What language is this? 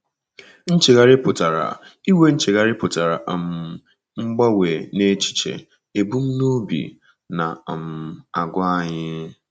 Igbo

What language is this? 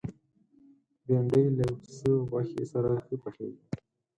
Pashto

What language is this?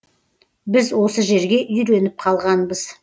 Kazakh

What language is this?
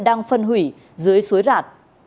Vietnamese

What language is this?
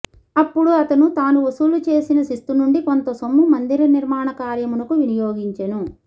Telugu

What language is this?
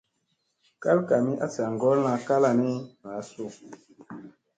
Musey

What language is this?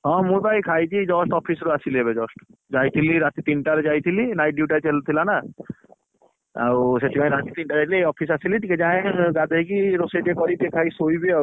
Odia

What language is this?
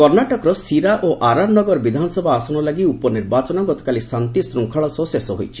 Odia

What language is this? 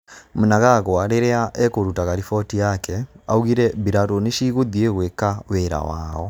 Kikuyu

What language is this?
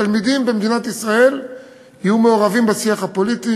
Hebrew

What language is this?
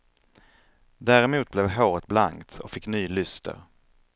Swedish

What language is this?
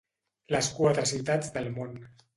Catalan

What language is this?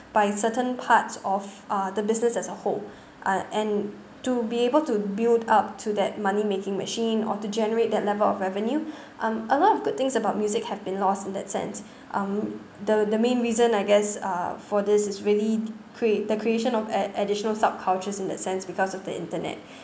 English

